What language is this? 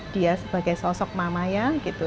Indonesian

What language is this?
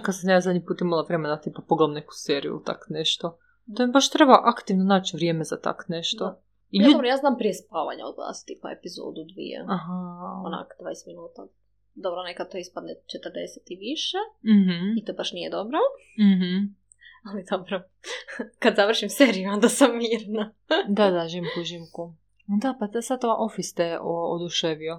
Croatian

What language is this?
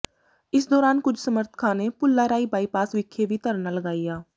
Punjabi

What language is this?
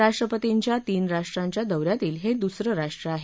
Marathi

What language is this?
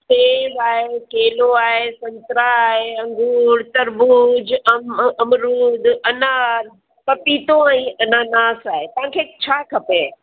Sindhi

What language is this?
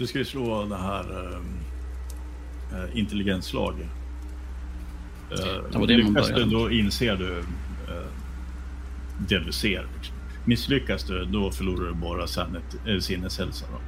Swedish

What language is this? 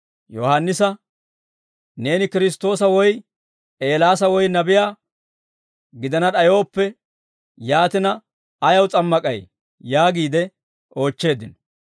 Dawro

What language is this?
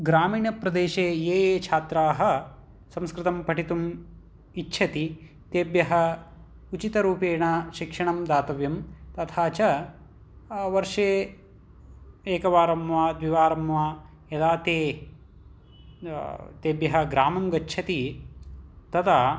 Sanskrit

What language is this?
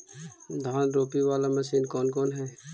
Magahi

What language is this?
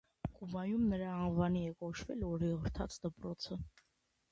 Armenian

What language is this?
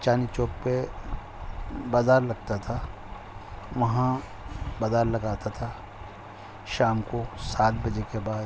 Urdu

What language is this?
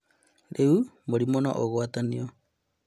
Kikuyu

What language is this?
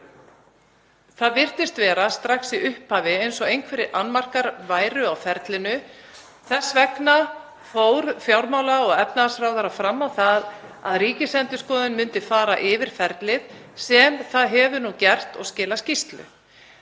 Icelandic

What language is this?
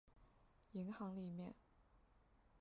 Chinese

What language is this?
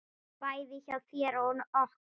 Icelandic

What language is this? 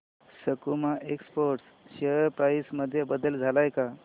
Marathi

